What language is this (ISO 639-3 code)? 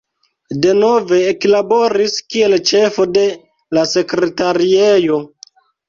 epo